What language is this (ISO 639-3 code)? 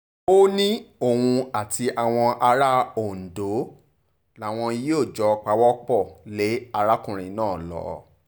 yor